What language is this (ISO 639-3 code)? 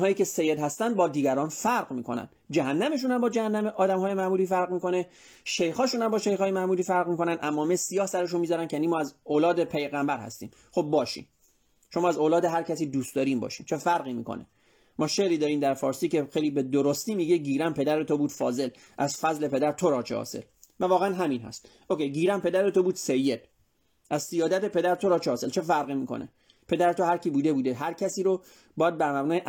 fas